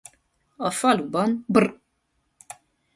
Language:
Hungarian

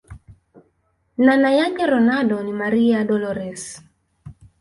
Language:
Swahili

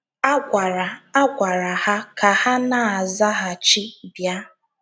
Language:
Igbo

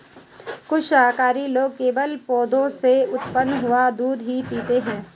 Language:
Hindi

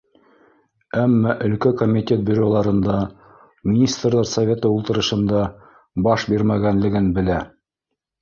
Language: Bashkir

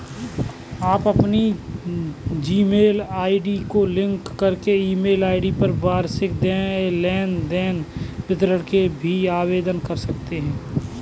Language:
Hindi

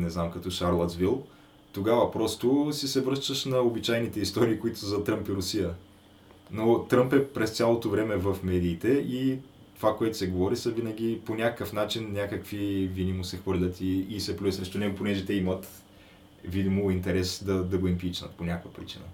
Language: Bulgarian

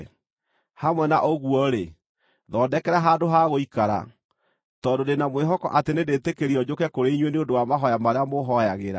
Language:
Kikuyu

